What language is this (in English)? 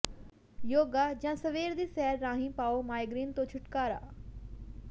Punjabi